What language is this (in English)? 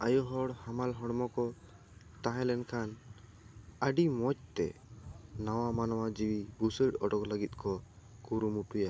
Santali